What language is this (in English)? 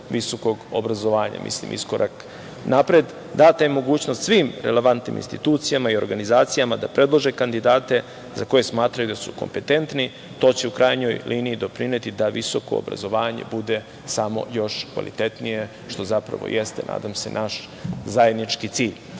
Serbian